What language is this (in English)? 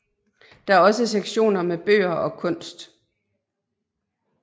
Danish